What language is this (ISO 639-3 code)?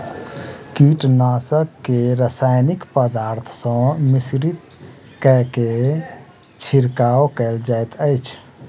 mai